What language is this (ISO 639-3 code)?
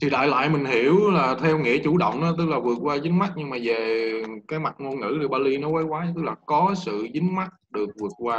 vie